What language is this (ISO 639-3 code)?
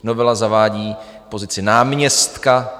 ces